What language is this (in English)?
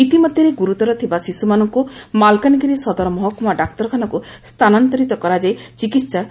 Odia